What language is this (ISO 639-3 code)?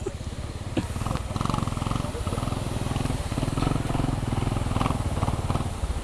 ind